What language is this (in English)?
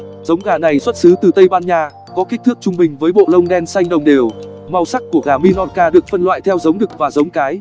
Vietnamese